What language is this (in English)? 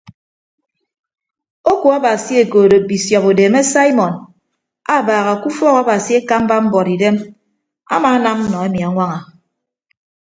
Ibibio